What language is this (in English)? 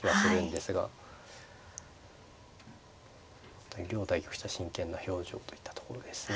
Japanese